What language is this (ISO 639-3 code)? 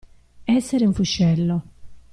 ita